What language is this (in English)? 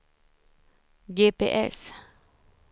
Swedish